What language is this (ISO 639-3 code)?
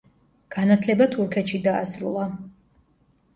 kat